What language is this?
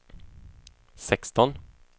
Swedish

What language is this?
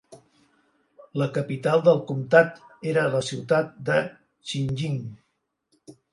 Catalan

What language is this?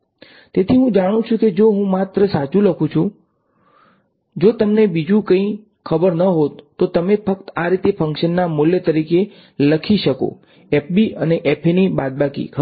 Gujarati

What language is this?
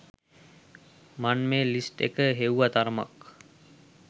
Sinhala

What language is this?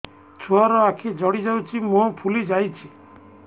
Odia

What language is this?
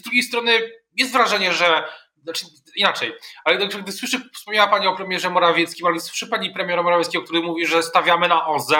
Polish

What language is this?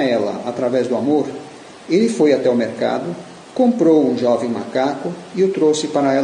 Portuguese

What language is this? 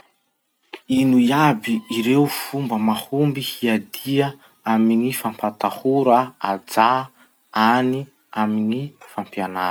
Masikoro Malagasy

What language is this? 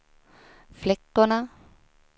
Swedish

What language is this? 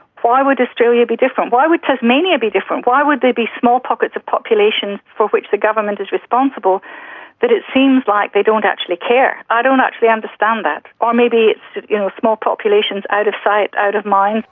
English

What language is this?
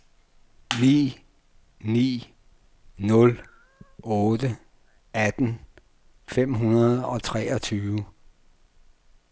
Danish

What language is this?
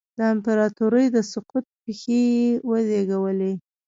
Pashto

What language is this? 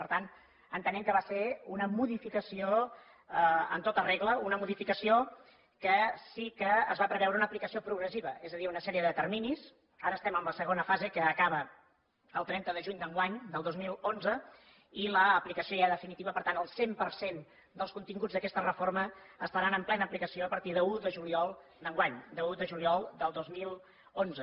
Catalan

